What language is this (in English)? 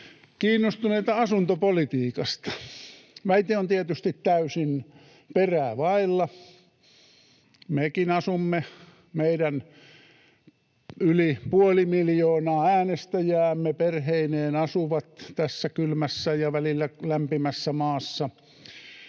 Finnish